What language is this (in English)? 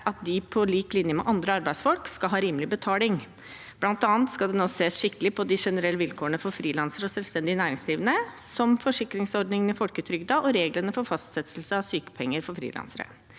Norwegian